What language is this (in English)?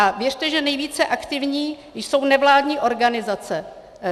Czech